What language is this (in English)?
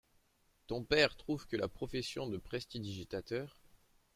French